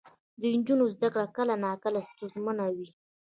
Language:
Pashto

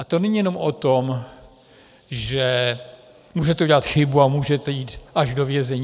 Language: Czech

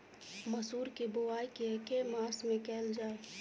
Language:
Maithili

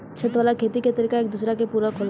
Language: Bhojpuri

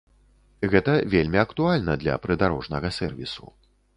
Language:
Belarusian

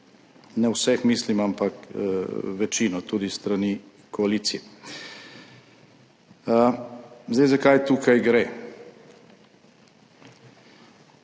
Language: Slovenian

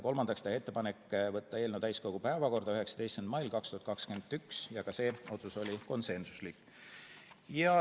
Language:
Estonian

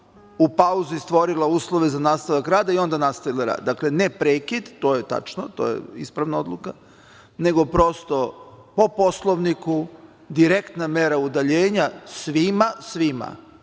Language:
Serbian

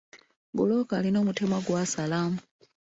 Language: Ganda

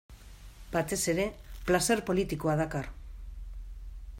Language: Basque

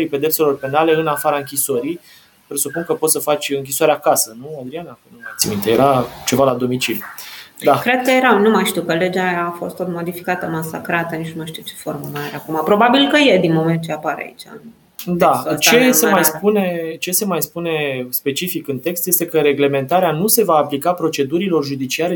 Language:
Romanian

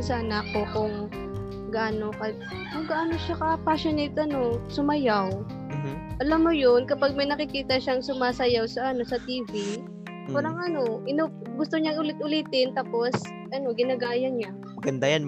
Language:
Filipino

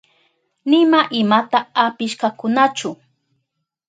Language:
Southern Pastaza Quechua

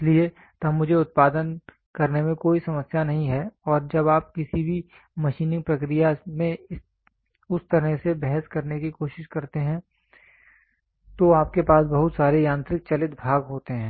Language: Hindi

